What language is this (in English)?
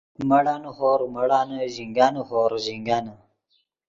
Yidgha